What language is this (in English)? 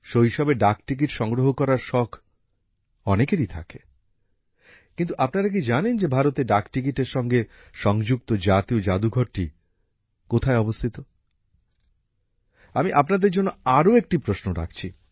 Bangla